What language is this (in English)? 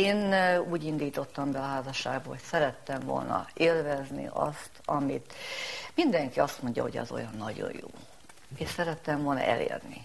Hungarian